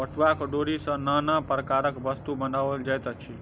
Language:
Maithili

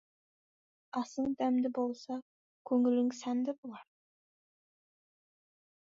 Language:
Kazakh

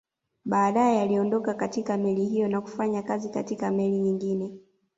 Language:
Swahili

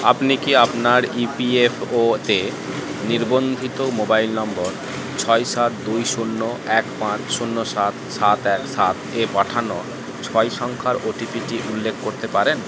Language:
Bangla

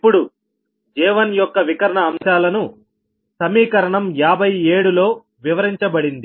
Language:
Telugu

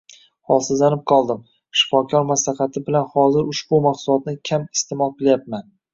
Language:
Uzbek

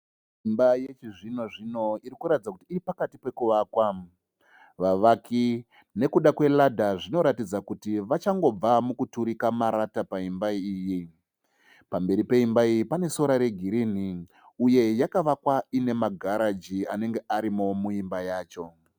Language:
Shona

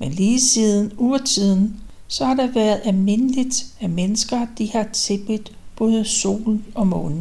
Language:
Danish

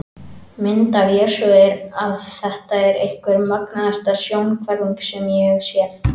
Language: Icelandic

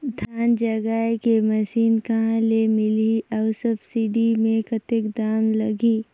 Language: Chhattisgarhi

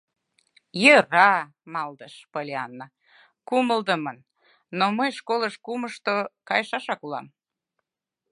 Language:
Mari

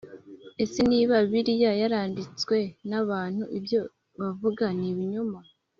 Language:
Kinyarwanda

